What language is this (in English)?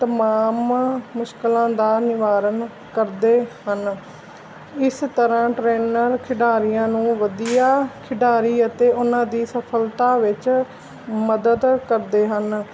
Punjabi